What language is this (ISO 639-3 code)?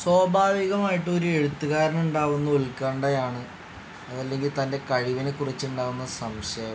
mal